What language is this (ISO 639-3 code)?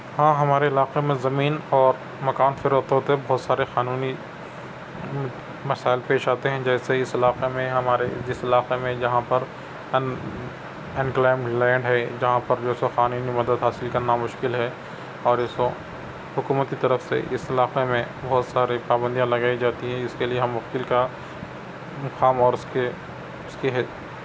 urd